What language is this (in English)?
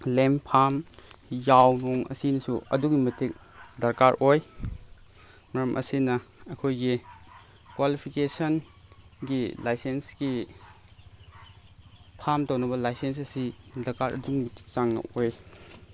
Manipuri